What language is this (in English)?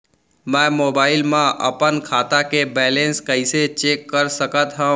Chhattisgarhi